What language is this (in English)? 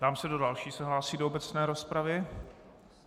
Czech